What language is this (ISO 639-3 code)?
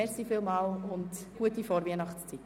gsw